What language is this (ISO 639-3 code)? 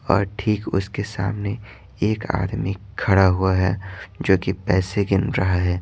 hin